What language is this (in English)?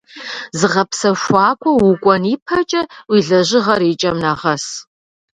Kabardian